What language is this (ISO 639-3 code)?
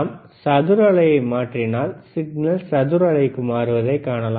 tam